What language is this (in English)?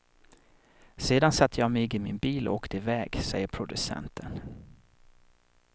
Swedish